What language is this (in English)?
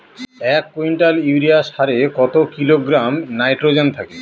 Bangla